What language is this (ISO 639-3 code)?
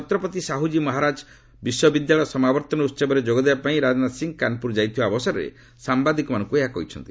ori